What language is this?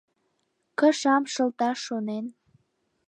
Mari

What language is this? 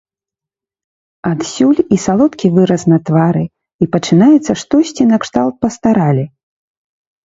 Belarusian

